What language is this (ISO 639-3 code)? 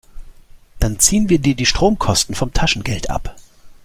deu